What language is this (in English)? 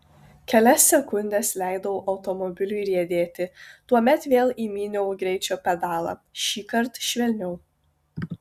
Lithuanian